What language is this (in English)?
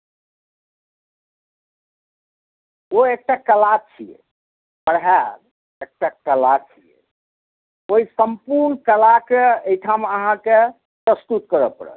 Maithili